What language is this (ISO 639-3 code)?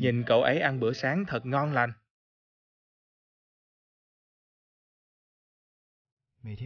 vie